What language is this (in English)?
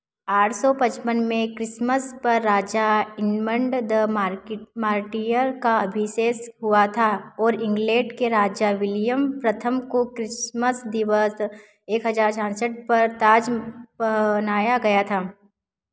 Hindi